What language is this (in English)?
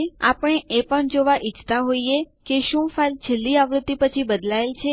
Gujarati